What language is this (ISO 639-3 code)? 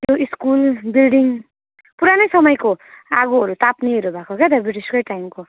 nep